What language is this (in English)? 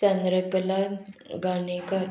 Konkani